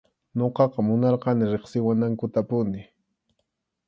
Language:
Arequipa-La Unión Quechua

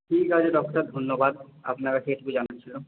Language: Bangla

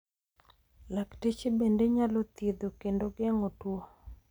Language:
Luo (Kenya and Tanzania)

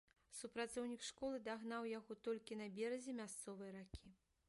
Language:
Belarusian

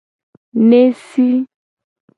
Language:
Gen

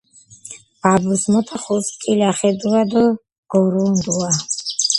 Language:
Georgian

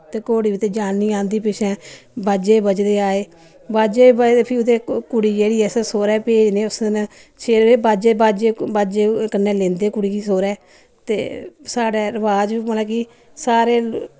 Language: Dogri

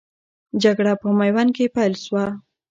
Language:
Pashto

